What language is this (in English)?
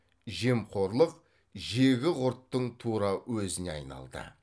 Kazakh